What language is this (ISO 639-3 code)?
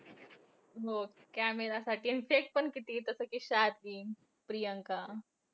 mar